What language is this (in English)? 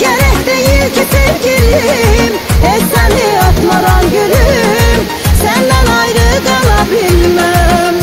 Turkish